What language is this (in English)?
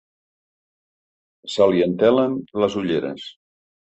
Catalan